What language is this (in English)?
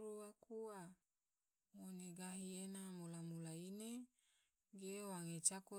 Tidore